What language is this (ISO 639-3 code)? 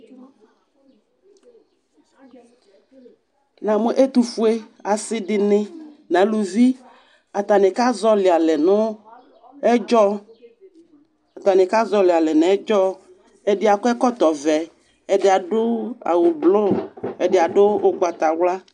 kpo